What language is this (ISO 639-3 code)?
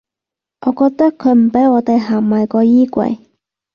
yue